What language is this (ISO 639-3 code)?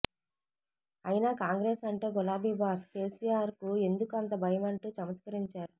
tel